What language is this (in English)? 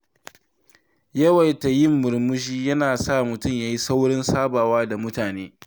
Hausa